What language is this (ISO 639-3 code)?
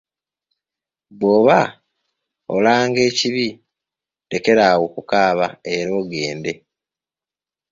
lug